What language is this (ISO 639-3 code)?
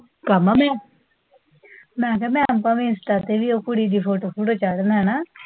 pan